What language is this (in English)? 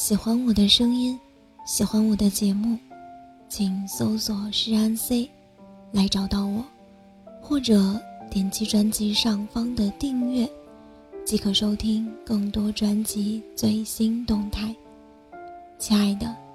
Chinese